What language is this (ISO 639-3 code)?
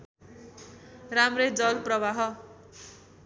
nep